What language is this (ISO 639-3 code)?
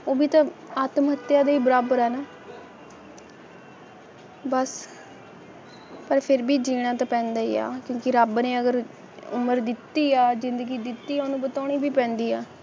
pan